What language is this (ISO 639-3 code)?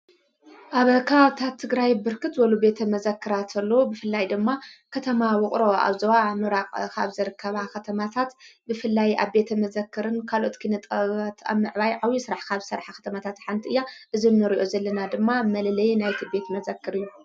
tir